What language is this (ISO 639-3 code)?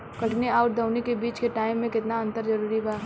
bho